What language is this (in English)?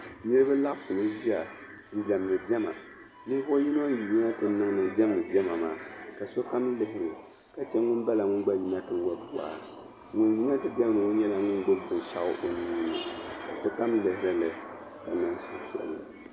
Dagbani